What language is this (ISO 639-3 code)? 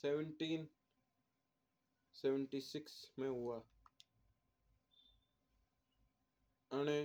mtr